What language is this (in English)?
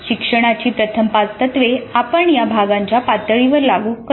Marathi